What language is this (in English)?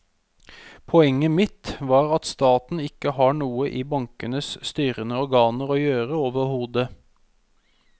Norwegian